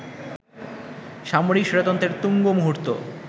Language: Bangla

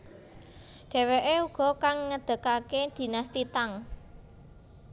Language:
Javanese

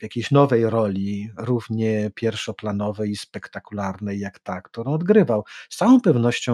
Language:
Polish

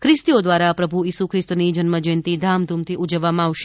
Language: Gujarati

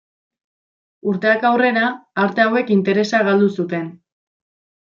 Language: Basque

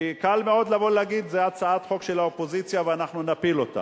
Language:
Hebrew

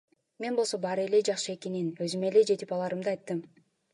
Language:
Kyrgyz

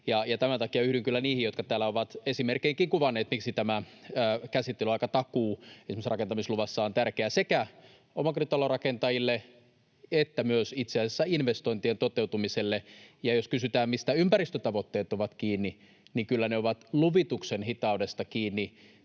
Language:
Finnish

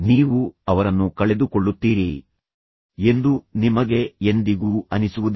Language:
Kannada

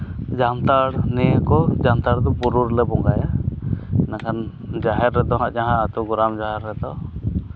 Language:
Santali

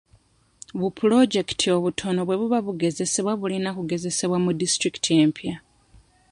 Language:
Ganda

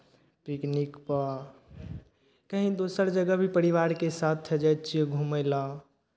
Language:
Maithili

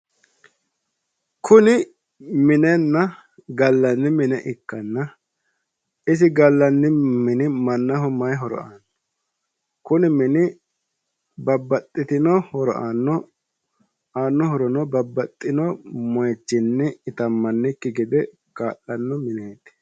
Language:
Sidamo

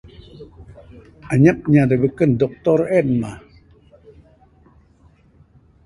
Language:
Bukar-Sadung Bidayuh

